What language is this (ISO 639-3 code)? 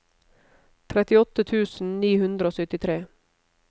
nor